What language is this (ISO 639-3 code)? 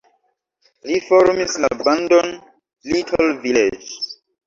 epo